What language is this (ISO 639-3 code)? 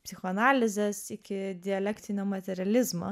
lit